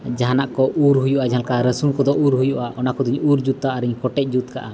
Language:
Santali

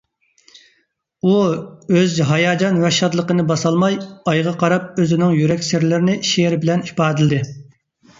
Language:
Uyghur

